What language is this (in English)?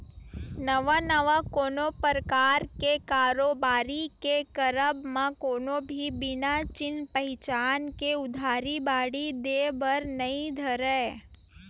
Chhattisgarhi